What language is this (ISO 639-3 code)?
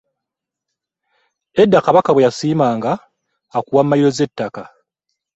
lug